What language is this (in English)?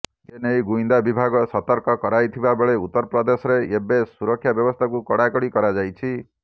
Odia